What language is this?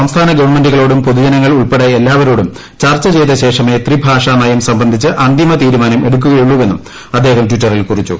Malayalam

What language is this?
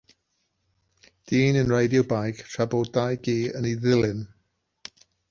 Welsh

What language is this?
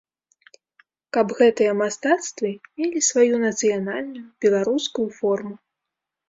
Belarusian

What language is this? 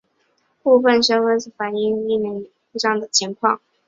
Chinese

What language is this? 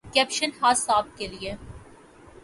Urdu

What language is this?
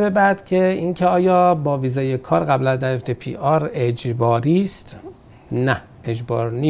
Persian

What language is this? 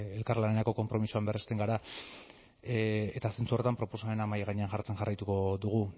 Basque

